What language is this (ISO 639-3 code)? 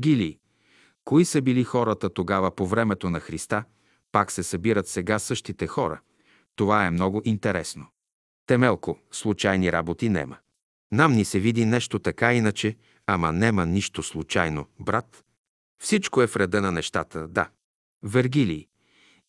bul